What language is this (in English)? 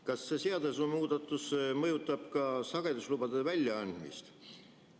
Estonian